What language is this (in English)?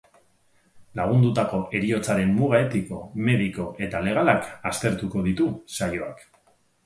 Basque